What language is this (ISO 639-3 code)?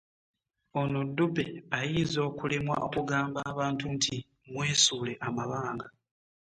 lug